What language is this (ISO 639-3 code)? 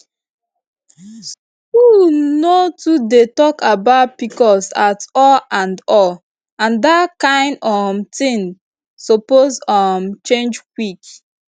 pcm